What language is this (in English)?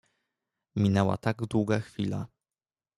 Polish